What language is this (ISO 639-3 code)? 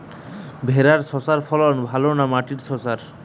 ben